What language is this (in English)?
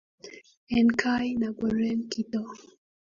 Kalenjin